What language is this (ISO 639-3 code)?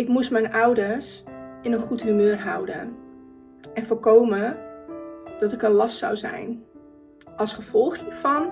nld